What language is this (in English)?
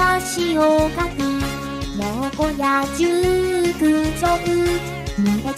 Thai